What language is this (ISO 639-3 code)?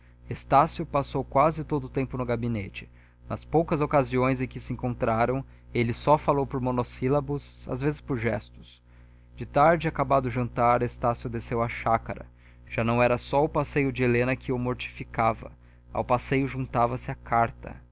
por